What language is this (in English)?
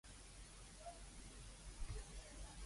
Cantonese